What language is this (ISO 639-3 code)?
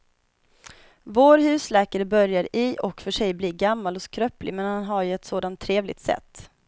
swe